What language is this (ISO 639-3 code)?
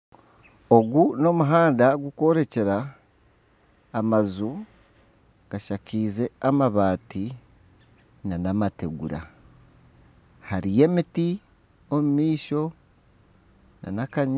nyn